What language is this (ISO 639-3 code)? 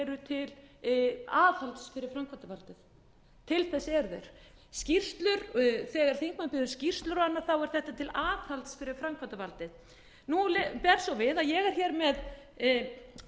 isl